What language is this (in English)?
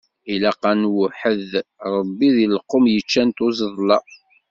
Kabyle